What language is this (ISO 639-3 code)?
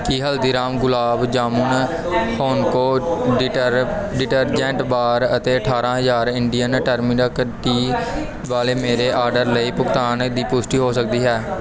pan